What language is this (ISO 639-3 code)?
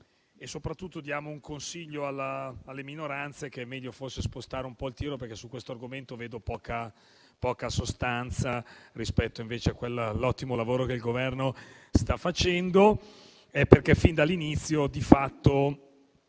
ita